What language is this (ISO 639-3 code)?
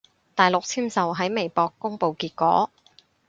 yue